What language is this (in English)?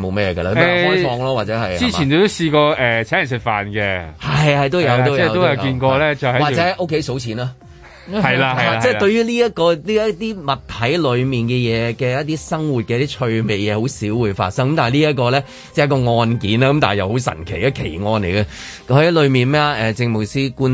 Chinese